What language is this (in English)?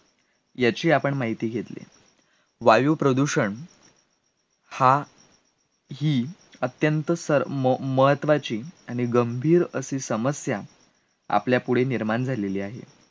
Marathi